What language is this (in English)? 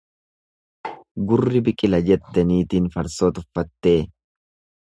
Oromo